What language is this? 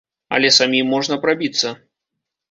Belarusian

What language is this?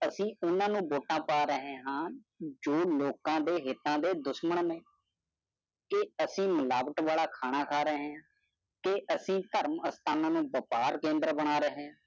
Punjabi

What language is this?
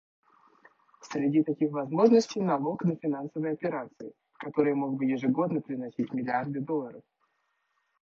Russian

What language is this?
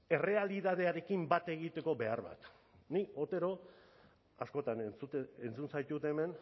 Basque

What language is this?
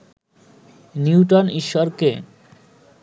Bangla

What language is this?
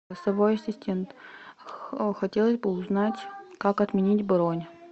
Russian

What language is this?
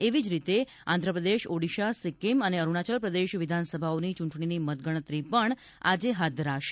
Gujarati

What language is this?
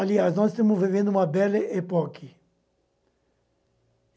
Portuguese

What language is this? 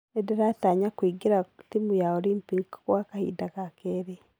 Kikuyu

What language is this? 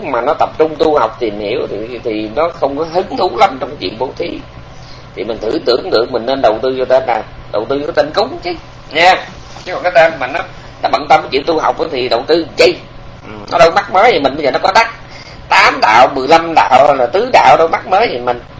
Vietnamese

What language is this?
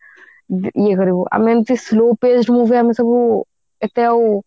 Odia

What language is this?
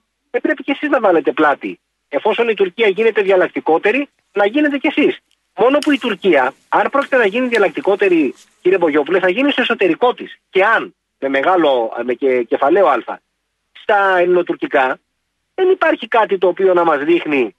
Greek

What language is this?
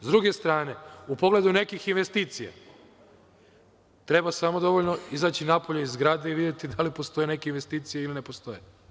Serbian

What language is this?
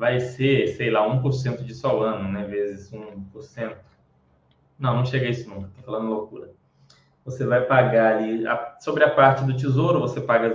Portuguese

